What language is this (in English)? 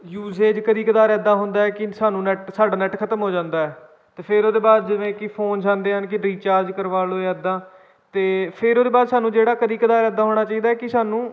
Punjabi